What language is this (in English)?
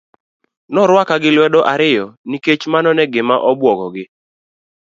Luo (Kenya and Tanzania)